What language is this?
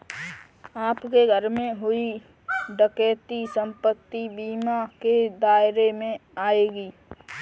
Hindi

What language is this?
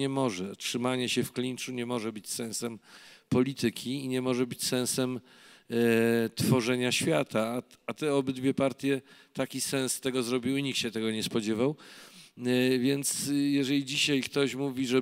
Polish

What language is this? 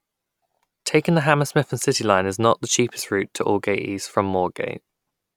English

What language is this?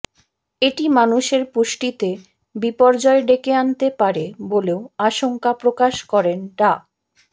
Bangla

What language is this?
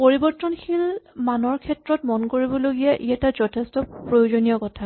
Assamese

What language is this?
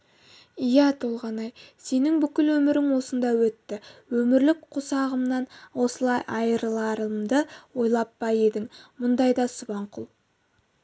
Kazakh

